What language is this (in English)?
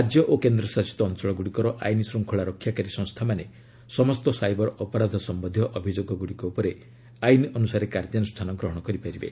Odia